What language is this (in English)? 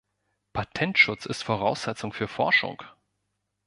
German